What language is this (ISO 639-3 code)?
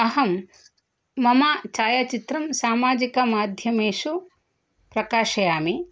san